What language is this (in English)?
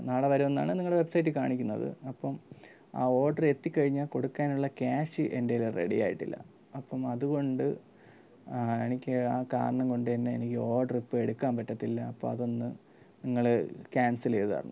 Malayalam